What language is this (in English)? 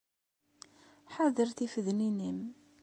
Kabyle